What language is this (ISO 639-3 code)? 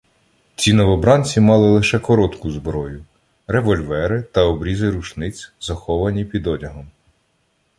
ukr